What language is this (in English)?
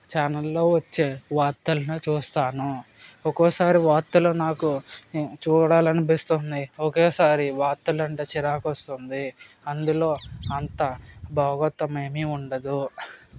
Telugu